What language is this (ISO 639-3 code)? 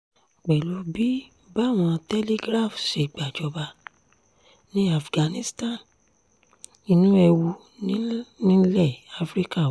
yor